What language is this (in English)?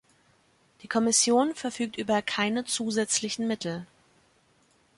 German